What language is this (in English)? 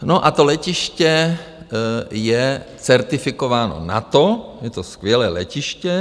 Czech